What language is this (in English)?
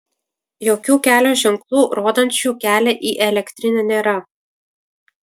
Lithuanian